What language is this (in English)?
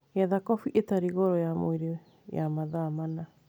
Kikuyu